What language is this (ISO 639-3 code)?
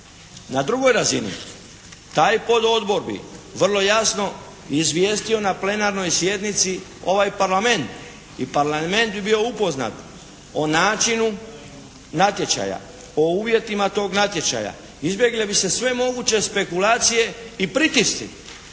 hrv